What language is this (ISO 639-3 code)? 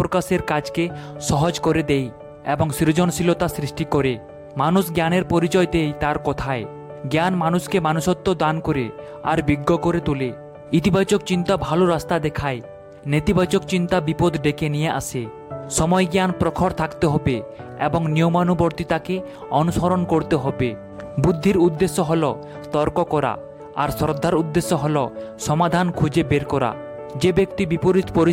ben